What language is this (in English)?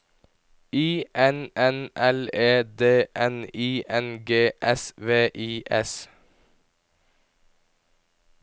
Norwegian